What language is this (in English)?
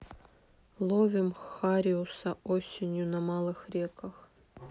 Russian